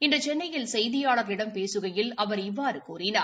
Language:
Tamil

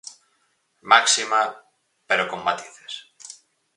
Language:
Galician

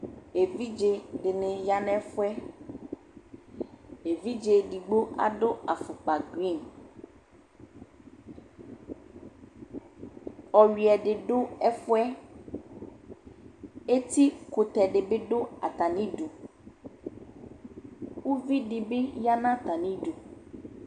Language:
Ikposo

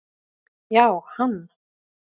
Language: Icelandic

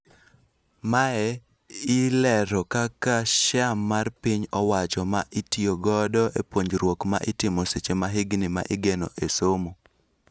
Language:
Luo (Kenya and Tanzania)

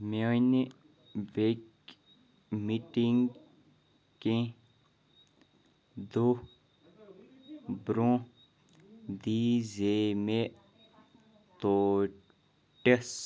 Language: Kashmiri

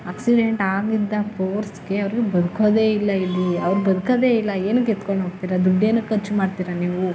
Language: Kannada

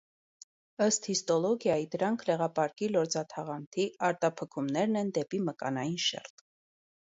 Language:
Armenian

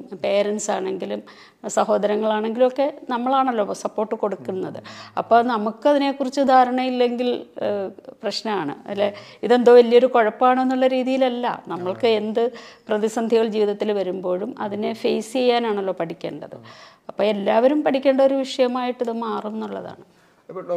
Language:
Malayalam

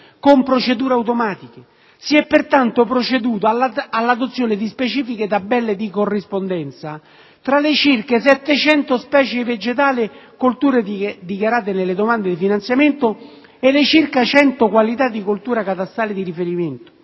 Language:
Italian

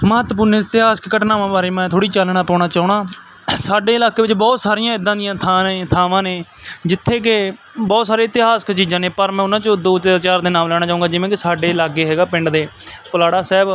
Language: Punjabi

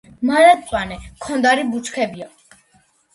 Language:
Georgian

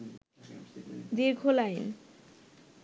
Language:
Bangla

